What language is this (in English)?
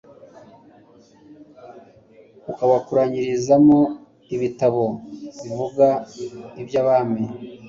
Kinyarwanda